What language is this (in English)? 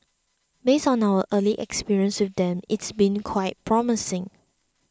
English